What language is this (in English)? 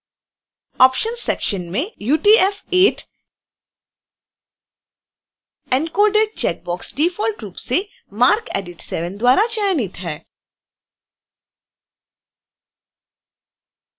Hindi